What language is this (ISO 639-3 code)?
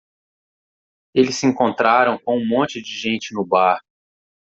por